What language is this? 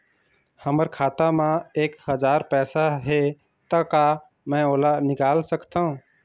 Chhattisgarhi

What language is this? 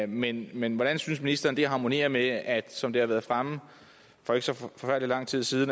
Danish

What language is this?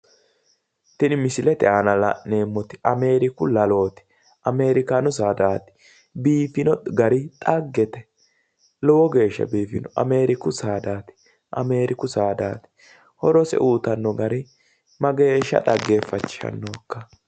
Sidamo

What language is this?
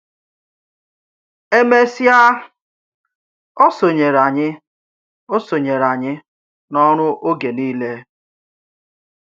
Igbo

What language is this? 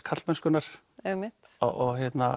Icelandic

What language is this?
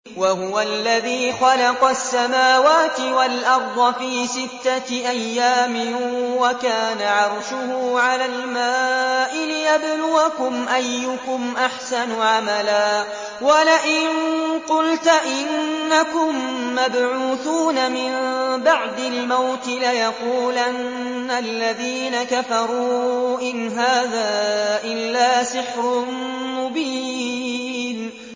Arabic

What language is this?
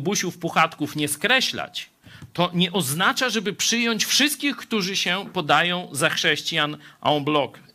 Polish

